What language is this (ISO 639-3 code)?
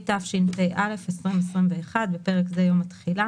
heb